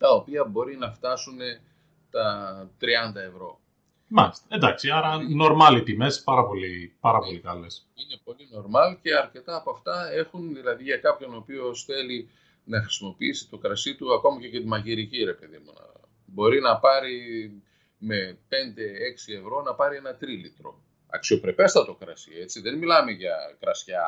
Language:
Greek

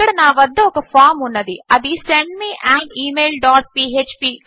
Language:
Telugu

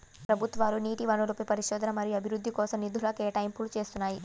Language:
Telugu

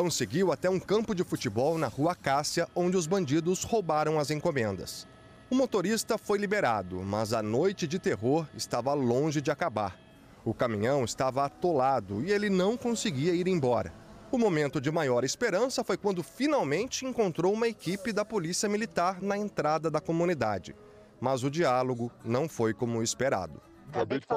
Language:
Portuguese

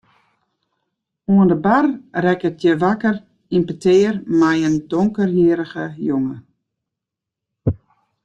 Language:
Western Frisian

